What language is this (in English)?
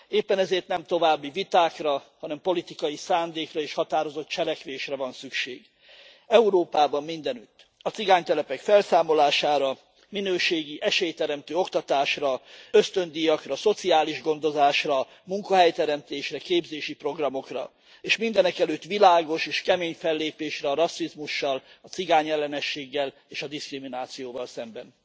Hungarian